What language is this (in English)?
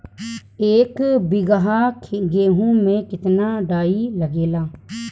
Bhojpuri